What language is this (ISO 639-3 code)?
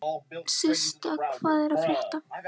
isl